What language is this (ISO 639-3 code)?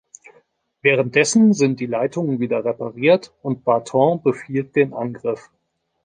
deu